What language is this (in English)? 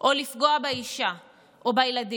Hebrew